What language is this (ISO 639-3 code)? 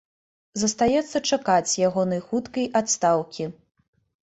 bel